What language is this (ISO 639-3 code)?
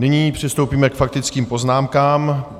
ces